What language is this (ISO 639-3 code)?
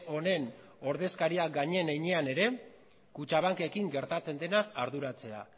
eus